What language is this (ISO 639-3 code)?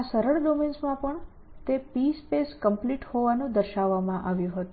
guj